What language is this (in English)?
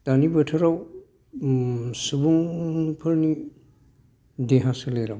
Bodo